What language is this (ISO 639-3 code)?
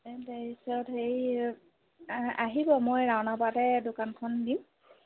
asm